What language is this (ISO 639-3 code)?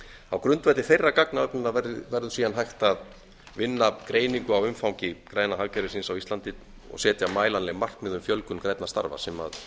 isl